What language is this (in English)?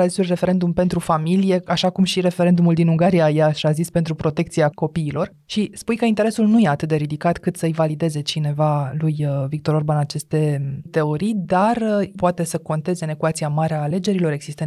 Romanian